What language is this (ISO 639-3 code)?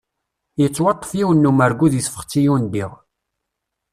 kab